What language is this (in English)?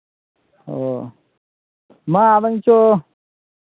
Santali